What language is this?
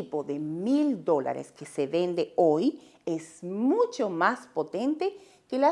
Spanish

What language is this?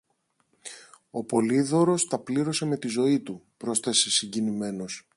Greek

